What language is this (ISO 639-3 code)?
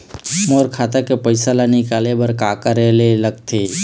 hne